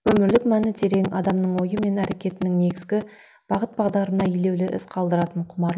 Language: Kazakh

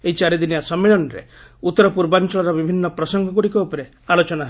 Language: Odia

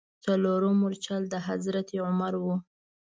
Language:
Pashto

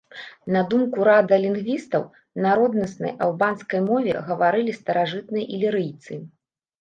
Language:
Belarusian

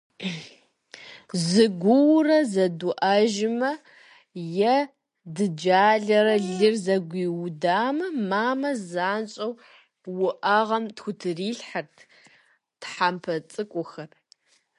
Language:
Kabardian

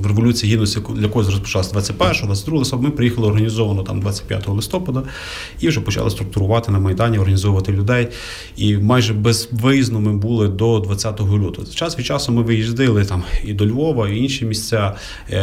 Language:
Ukrainian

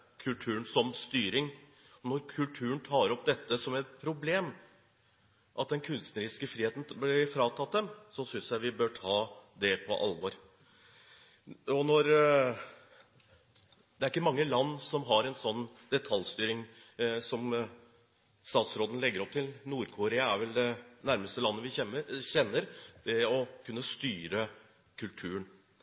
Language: Norwegian Bokmål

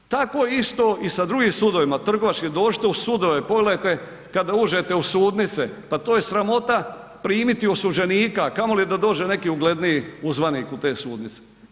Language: Croatian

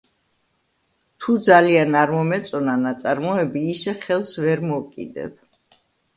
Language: Georgian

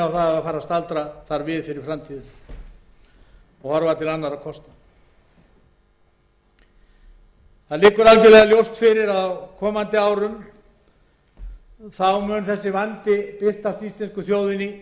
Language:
Icelandic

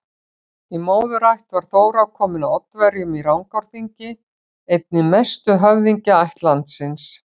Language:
Icelandic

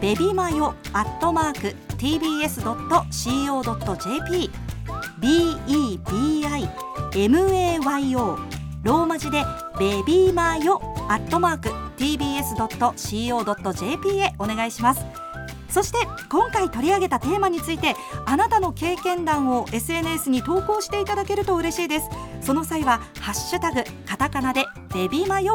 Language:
Japanese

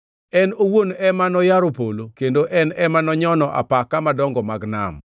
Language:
Luo (Kenya and Tanzania)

